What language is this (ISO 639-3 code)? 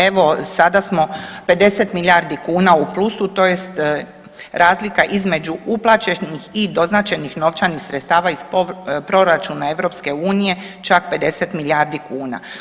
hrv